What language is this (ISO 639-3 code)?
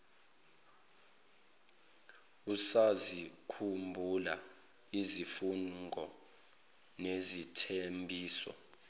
zul